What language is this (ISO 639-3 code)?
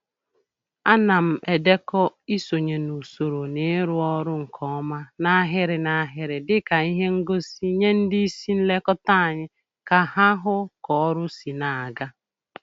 ibo